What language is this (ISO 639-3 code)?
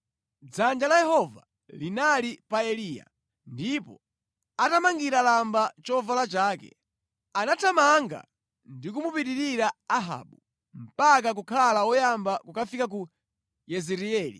nya